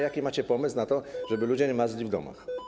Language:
Polish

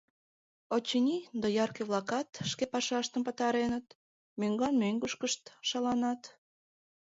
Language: Mari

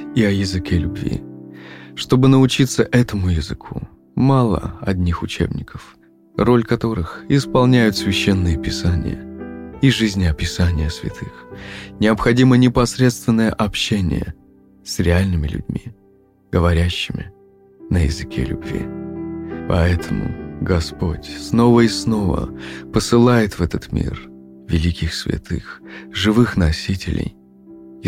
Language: Russian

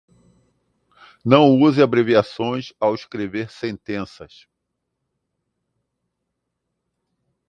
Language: Portuguese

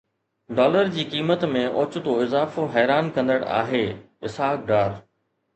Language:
Sindhi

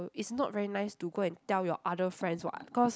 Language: English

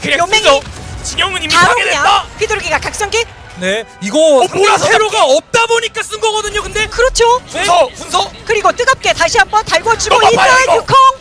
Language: Korean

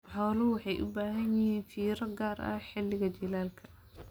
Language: Somali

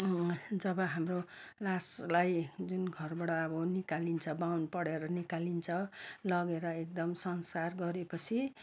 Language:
Nepali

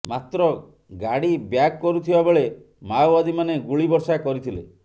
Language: Odia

